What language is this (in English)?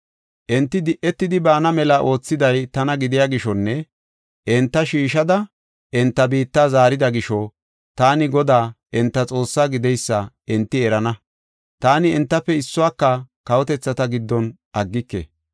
Gofa